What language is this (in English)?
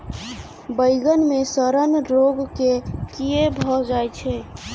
Maithili